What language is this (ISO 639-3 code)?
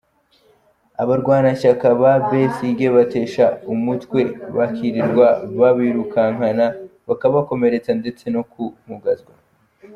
kin